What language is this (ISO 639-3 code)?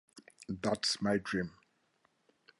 eng